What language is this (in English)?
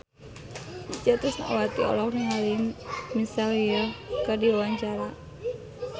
Sundanese